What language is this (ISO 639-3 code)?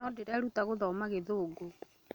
kik